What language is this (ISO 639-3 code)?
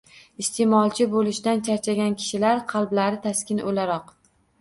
uzb